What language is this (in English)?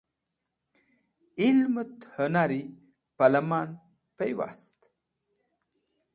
Wakhi